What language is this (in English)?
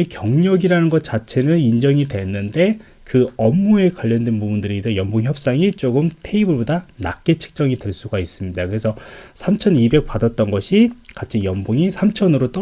Korean